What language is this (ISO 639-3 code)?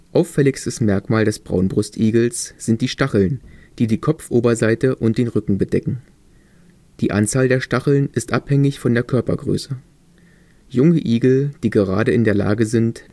deu